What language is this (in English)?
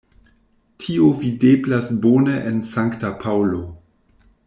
Esperanto